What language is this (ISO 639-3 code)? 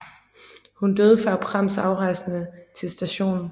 dan